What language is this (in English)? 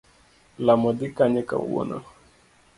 Luo (Kenya and Tanzania)